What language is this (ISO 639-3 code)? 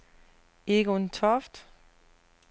dan